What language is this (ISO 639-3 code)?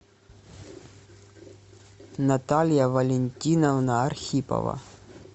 rus